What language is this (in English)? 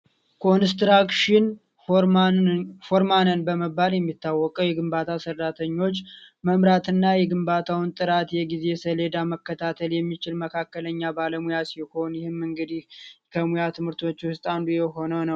Amharic